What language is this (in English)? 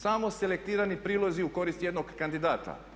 Croatian